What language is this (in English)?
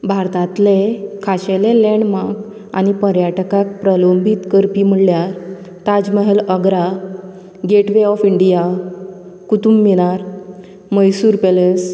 Konkani